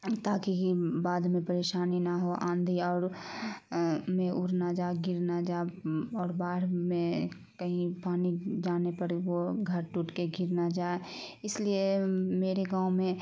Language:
Urdu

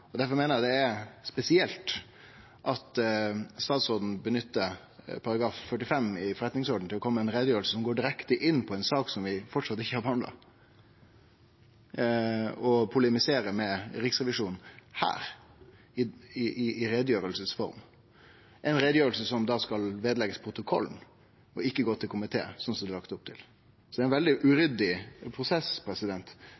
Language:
Norwegian Nynorsk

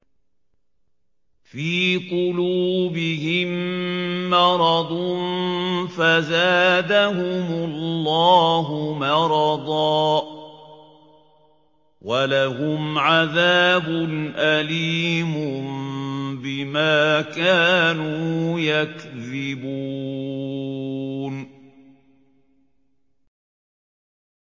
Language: Arabic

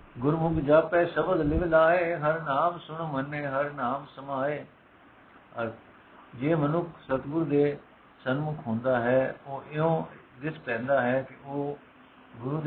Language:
Punjabi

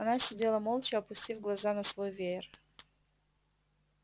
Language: Russian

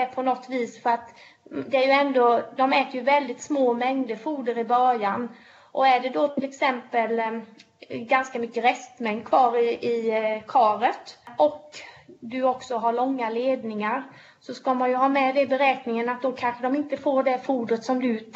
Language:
Swedish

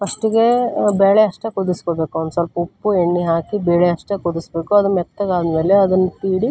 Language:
Kannada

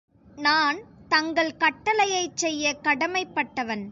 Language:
Tamil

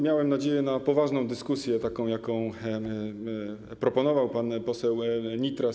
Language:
Polish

